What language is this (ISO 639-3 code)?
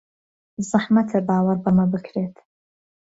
ckb